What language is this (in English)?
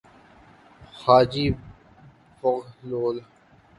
Urdu